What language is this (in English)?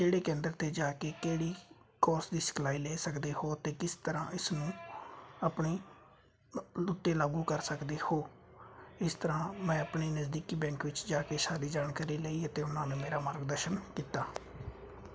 Punjabi